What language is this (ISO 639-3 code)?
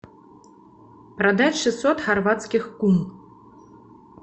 rus